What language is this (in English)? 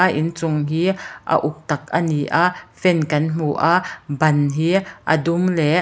Mizo